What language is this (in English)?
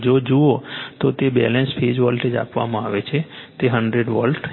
Gujarati